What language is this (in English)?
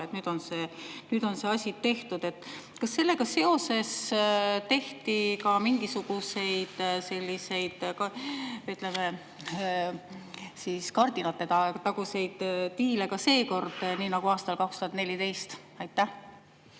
Estonian